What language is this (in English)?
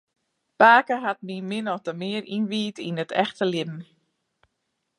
Western Frisian